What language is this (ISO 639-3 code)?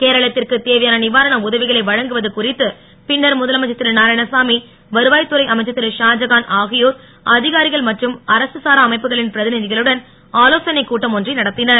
tam